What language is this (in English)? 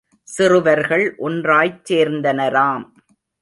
Tamil